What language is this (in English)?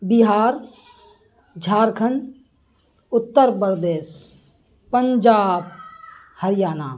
Urdu